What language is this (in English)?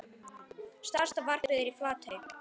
Icelandic